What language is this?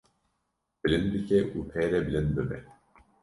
Kurdish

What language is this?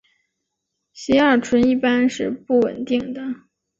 Chinese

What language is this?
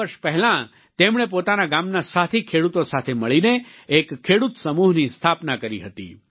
Gujarati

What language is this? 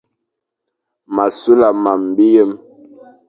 Fang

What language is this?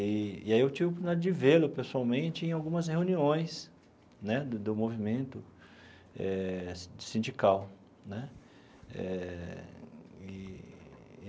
Portuguese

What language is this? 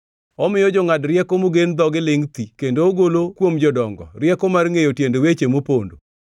Luo (Kenya and Tanzania)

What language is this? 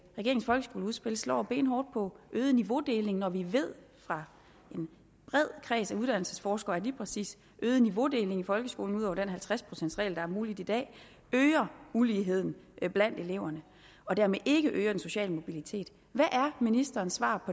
Danish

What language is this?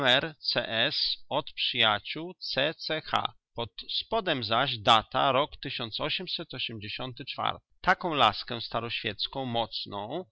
Polish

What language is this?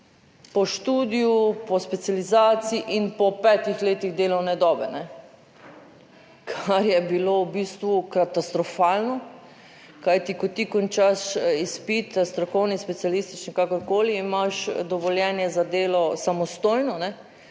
Slovenian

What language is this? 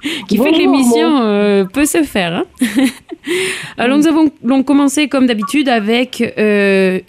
French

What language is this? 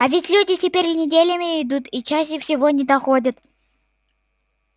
Russian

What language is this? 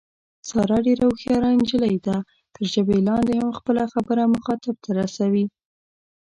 Pashto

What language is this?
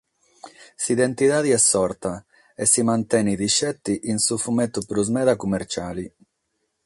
Sardinian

